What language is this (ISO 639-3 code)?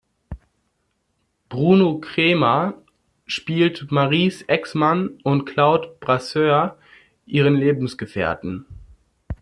deu